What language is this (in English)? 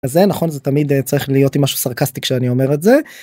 Hebrew